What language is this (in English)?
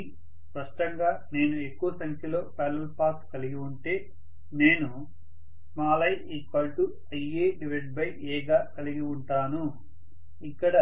Telugu